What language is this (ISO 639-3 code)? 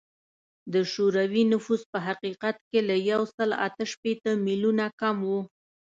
pus